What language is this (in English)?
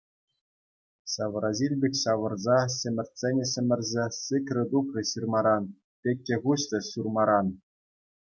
Chuvash